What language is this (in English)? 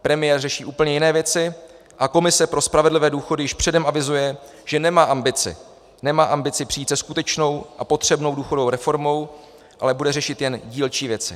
Czech